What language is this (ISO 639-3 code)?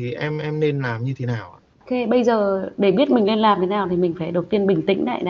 vie